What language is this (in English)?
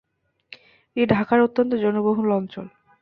Bangla